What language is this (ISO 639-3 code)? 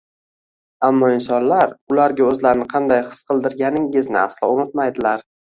uzb